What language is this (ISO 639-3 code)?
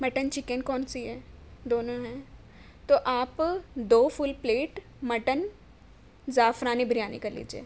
urd